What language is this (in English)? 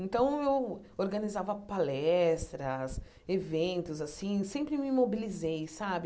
Portuguese